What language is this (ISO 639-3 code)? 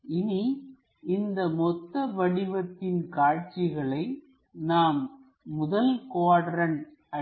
tam